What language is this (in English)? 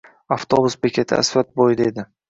Uzbek